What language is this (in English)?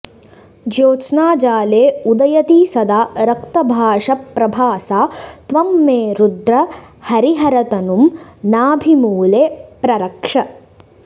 Sanskrit